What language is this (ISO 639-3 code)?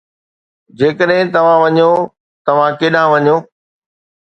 snd